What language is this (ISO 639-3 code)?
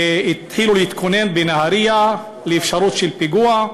heb